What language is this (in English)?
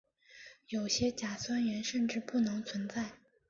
Chinese